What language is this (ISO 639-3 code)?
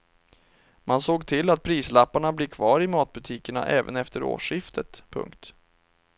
swe